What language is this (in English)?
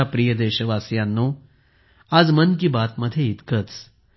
Marathi